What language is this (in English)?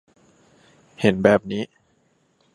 Thai